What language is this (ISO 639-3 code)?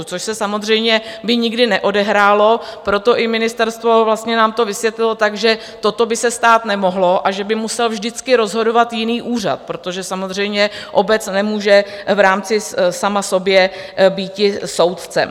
ces